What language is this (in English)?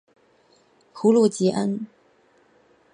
Chinese